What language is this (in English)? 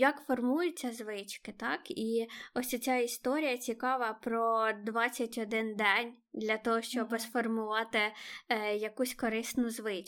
Ukrainian